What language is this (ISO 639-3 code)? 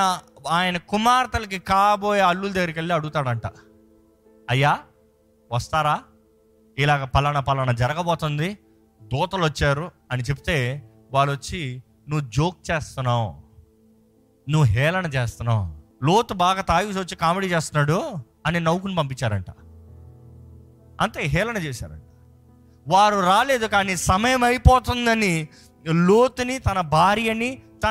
tel